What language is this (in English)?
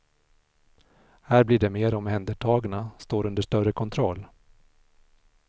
Swedish